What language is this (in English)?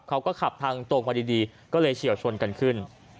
Thai